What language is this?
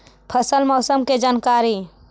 Magahi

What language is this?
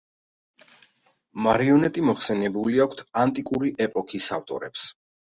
Georgian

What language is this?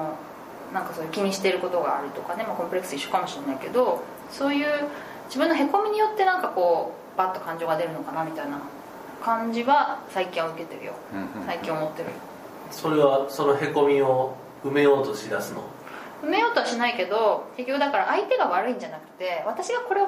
Japanese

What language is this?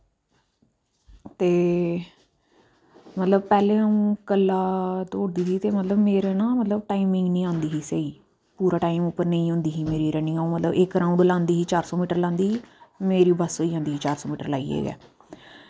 Dogri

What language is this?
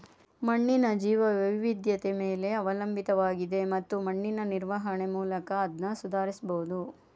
Kannada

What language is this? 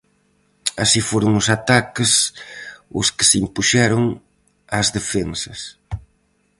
Galician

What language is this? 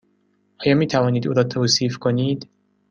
Persian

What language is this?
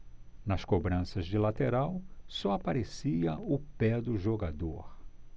Portuguese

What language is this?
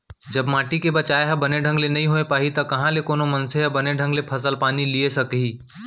Chhattisgarhi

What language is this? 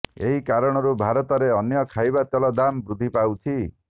Odia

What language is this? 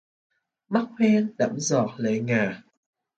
Vietnamese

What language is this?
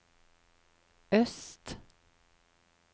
Norwegian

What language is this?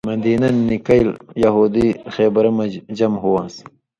Indus Kohistani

